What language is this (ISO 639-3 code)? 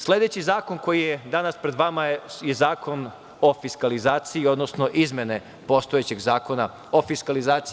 srp